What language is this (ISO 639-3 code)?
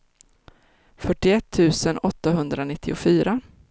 swe